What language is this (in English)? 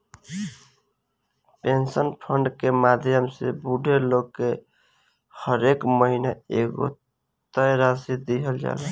Bhojpuri